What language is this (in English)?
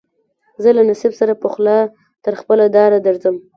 Pashto